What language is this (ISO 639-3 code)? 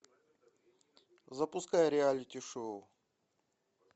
rus